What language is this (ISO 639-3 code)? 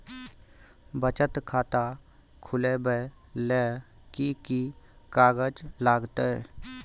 mai